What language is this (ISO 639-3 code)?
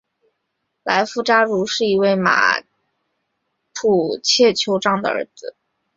zho